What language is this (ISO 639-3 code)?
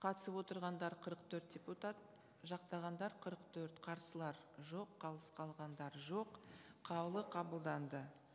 kaz